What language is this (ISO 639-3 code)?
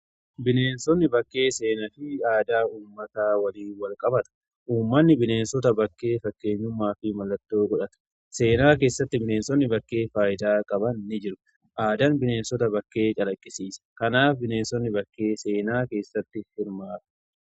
orm